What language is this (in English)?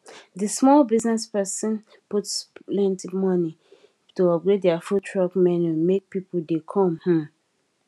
Nigerian Pidgin